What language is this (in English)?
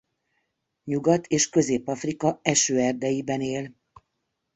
Hungarian